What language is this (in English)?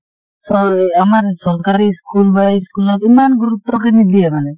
Assamese